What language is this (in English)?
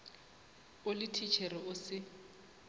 Northern Sotho